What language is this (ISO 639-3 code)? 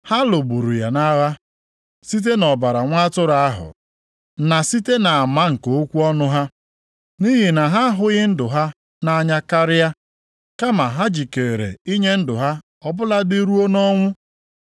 ibo